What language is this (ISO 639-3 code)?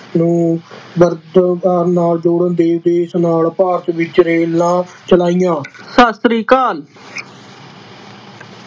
pan